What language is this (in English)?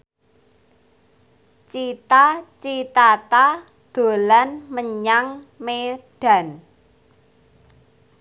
Javanese